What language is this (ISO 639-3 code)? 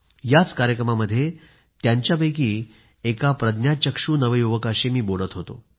mar